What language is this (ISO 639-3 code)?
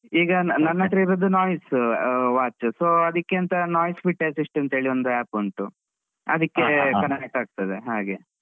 kan